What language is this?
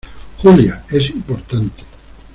Spanish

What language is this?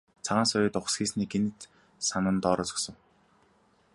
Mongolian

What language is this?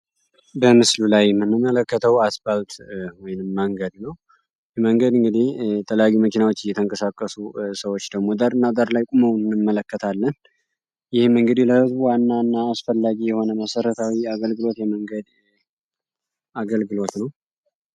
Amharic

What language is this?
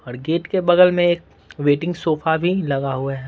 Hindi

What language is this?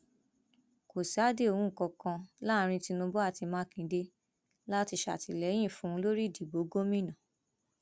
Yoruba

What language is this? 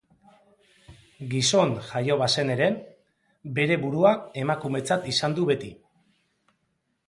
Basque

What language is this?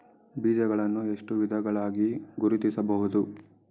Kannada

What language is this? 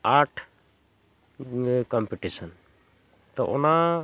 Santali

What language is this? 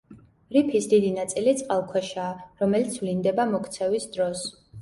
Georgian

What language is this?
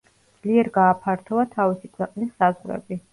Georgian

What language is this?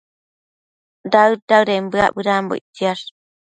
Matsés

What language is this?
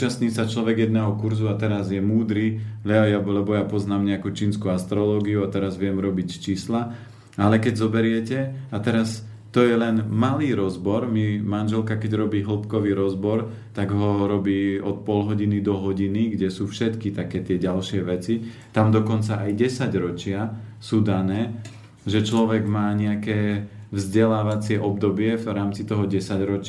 Slovak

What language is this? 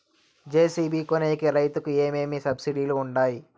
Telugu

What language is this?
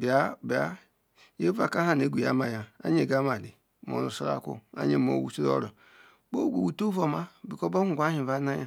Ikwere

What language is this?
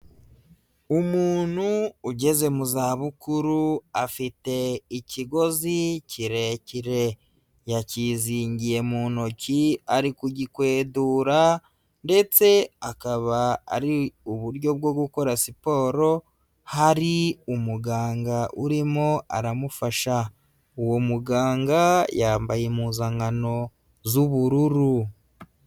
Kinyarwanda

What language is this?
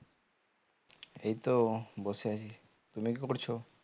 Bangla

